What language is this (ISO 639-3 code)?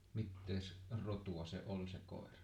fin